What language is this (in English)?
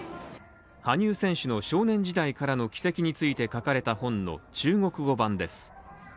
Japanese